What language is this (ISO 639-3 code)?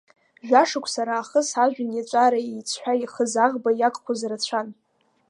abk